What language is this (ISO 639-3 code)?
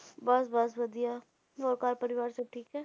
pan